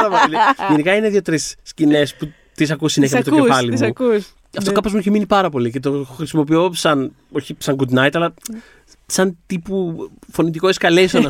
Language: Greek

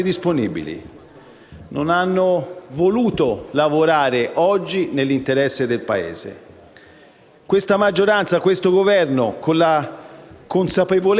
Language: Italian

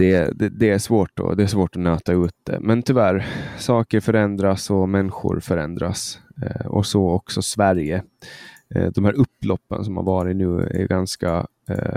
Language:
Swedish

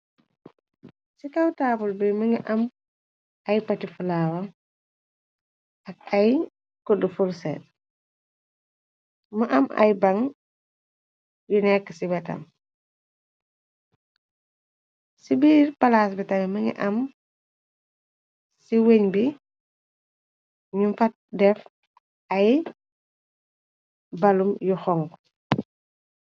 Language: Wolof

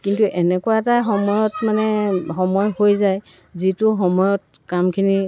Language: Assamese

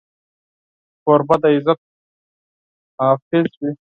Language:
Pashto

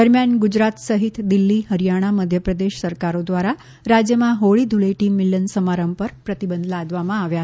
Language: Gujarati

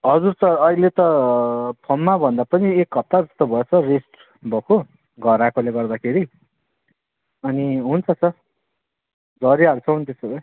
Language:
Nepali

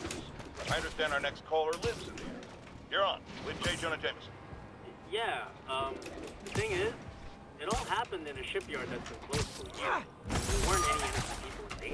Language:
English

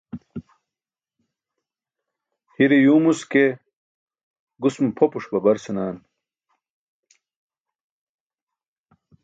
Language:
Burushaski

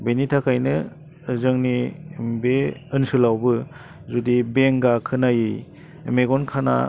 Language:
Bodo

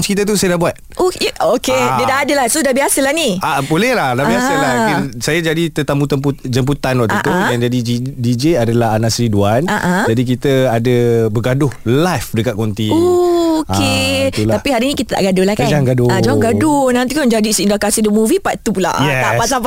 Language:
Malay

